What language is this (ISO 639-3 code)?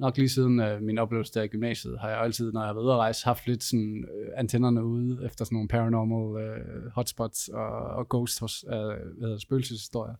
dan